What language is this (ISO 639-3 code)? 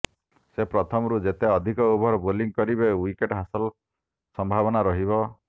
ori